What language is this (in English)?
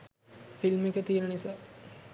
Sinhala